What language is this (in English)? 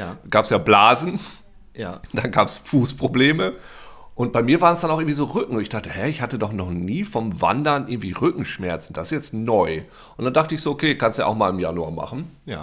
German